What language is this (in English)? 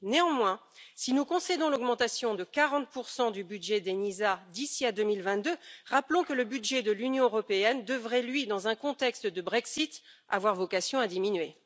French